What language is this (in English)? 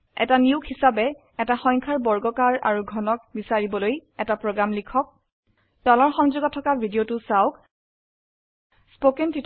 Assamese